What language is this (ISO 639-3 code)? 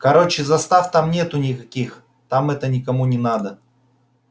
rus